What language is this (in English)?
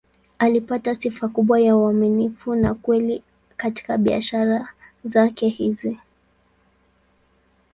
Swahili